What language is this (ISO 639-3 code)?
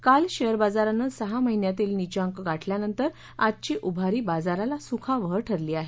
mar